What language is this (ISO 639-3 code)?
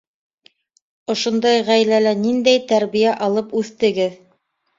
bak